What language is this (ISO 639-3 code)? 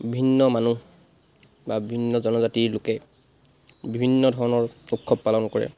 asm